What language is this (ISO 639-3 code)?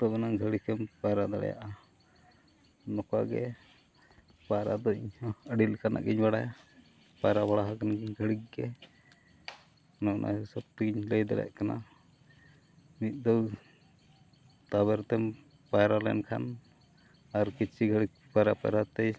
sat